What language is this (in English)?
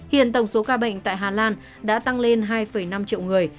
Vietnamese